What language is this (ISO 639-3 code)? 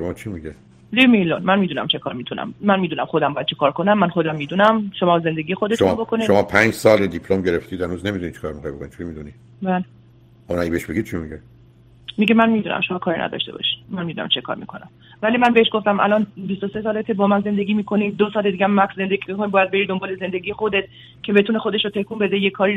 fas